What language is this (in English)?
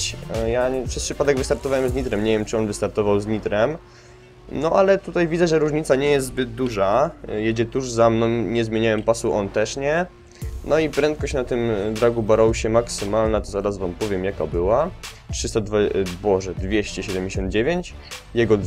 Polish